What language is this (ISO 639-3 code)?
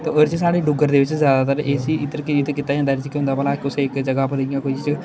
doi